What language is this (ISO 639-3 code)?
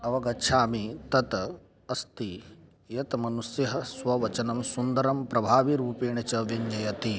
san